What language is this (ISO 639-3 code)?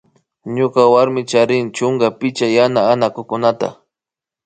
qvi